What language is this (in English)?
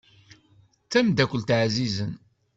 Kabyle